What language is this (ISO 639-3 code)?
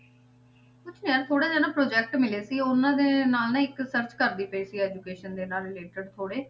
pan